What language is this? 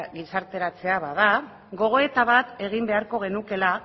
Basque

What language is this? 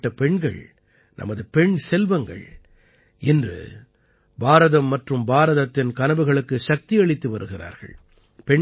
Tamil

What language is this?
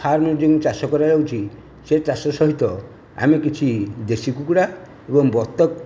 Odia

